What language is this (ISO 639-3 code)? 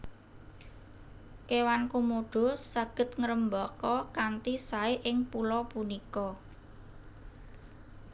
jav